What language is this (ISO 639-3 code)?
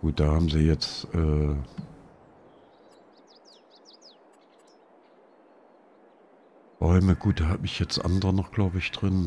deu